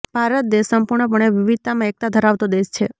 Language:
Gujarati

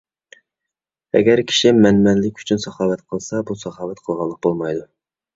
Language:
Uyghur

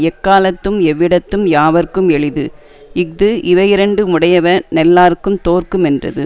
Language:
Tamil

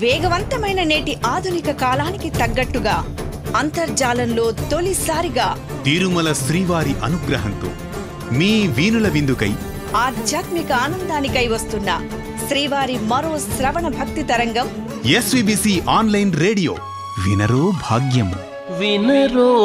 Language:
Telugu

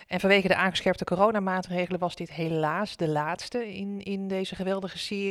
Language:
Dutch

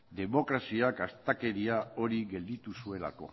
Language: Basque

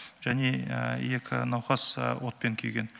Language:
Kazakh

